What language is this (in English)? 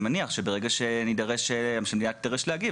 Hebrew